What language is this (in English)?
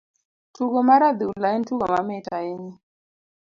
Luo (Kenya and Tanzania)